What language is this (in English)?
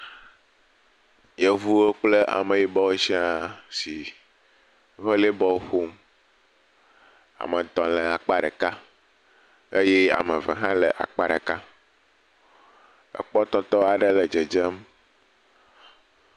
Ewe